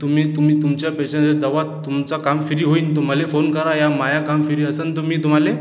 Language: Marathi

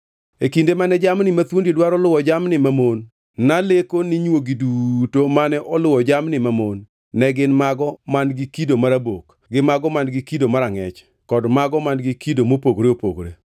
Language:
Luo (Kenya and Tanzania)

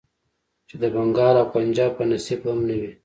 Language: Pashto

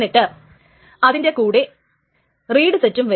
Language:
Malayalam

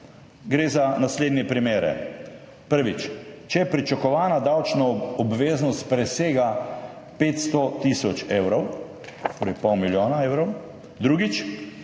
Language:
Slovenian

